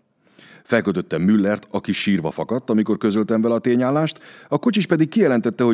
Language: Hungarian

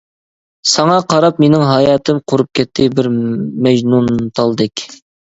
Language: Uyghur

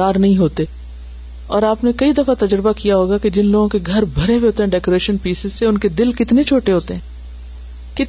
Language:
Urdu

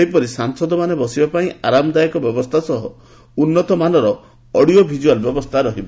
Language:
Odia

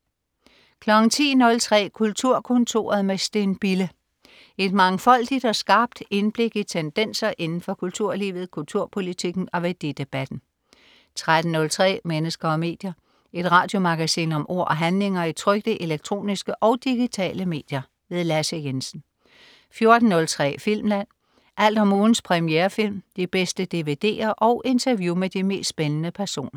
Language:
Danish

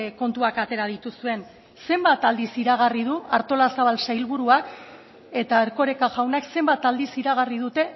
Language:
Basque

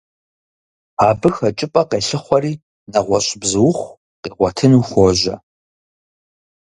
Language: Kabardian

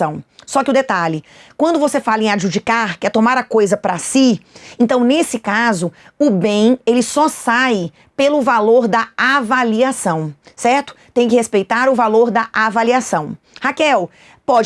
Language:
Portuguese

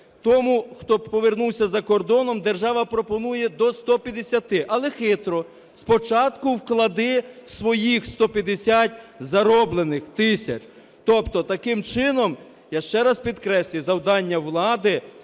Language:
Ukrainian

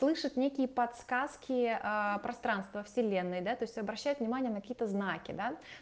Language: Russian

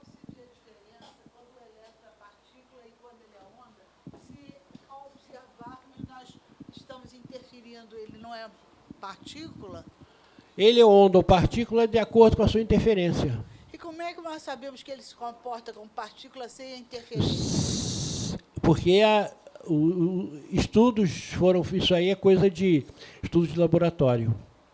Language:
Portuguese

